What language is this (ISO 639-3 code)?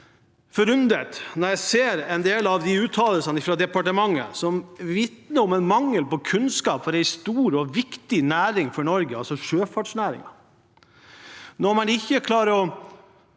nor